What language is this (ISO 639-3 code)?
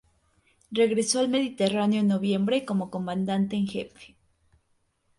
spa